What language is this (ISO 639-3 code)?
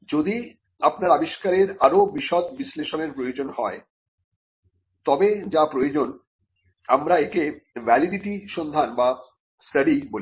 ben